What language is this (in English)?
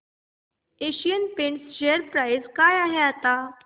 Marathi